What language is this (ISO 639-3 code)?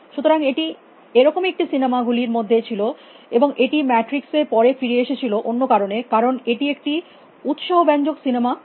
ben